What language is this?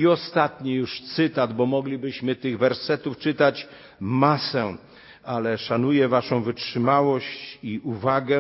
Polish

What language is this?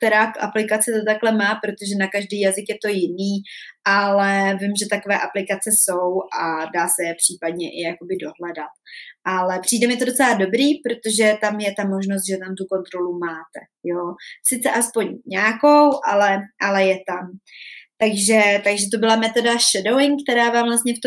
Czech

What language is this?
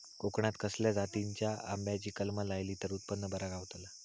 Marathi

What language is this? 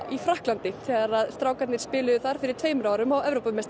Icelandic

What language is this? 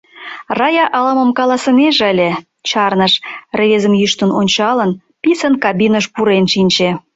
Mari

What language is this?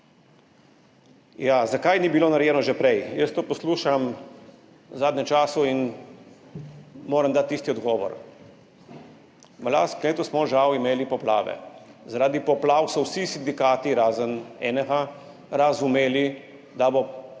Slovenian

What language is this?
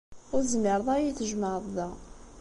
Kabyle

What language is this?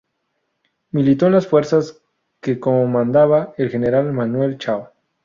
Spanish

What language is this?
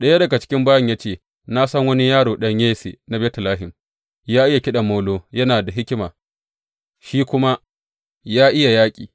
Hausa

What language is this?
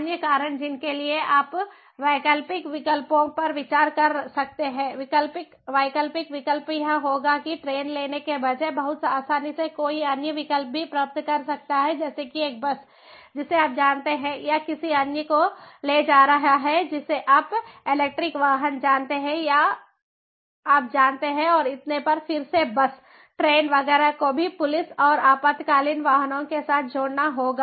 Hindi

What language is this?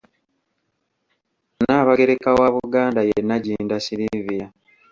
Ganda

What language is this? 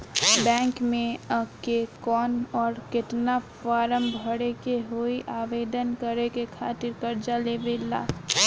Bhojpuri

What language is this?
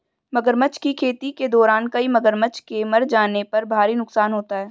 Hindi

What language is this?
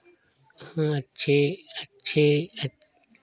Hindi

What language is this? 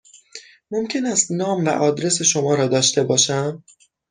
Persian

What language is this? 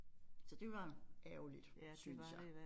Danish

